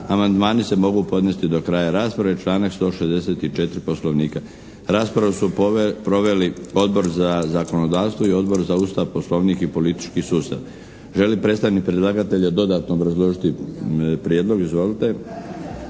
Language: Croatian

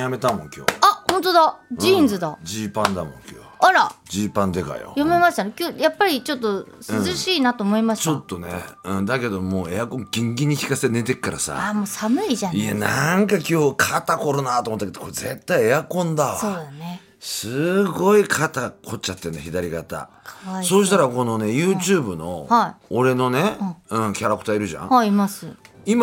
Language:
Japanese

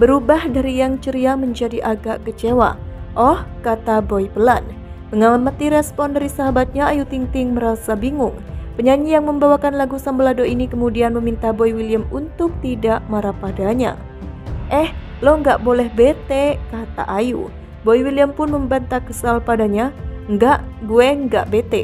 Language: Indonesian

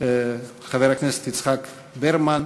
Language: Hebrew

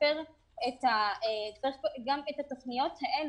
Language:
Hebrew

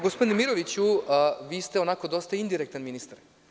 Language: Serbian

